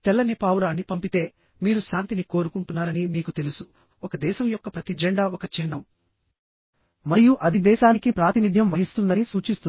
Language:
Telugu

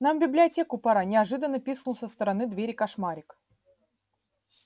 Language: Russian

